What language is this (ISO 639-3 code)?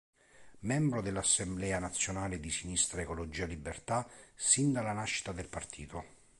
ita